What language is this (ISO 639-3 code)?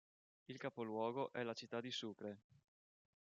ita